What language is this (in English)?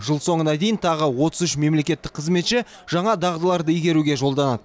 Kazakh